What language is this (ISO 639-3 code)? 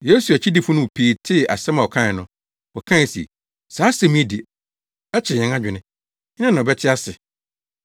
aka